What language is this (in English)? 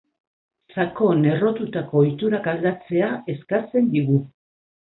Basque